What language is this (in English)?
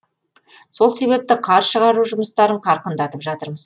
Kazakh